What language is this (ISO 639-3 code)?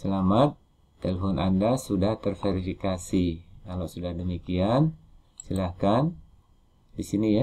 ind